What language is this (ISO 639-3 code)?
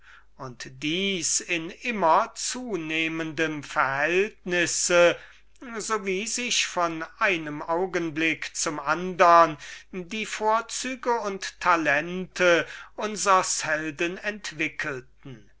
deu